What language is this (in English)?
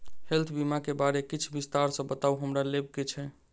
Maithili